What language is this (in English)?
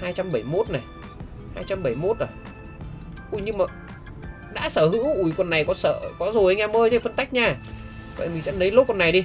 Vietnamese